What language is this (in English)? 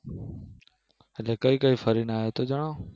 Gujarati